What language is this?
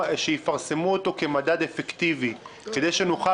Hebrew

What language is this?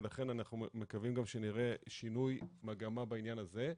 Hebrew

